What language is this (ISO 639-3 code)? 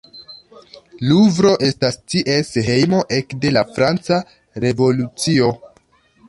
epo